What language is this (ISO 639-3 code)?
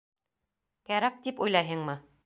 bak